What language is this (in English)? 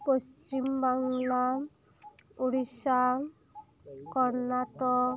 Santali